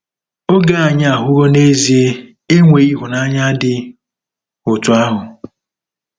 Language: Igbo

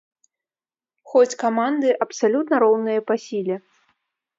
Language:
Belarusian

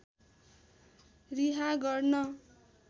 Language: Nepali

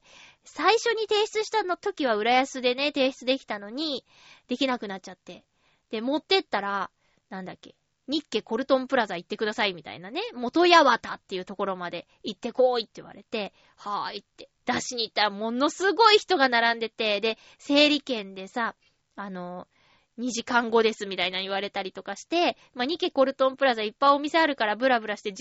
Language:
Japanese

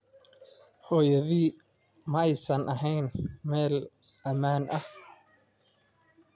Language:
Somali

